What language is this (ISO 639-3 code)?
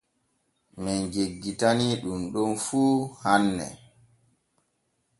fue